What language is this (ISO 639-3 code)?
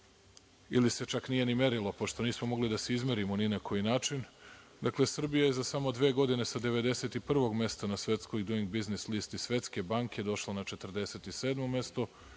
srp